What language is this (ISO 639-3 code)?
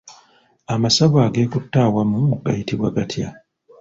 lug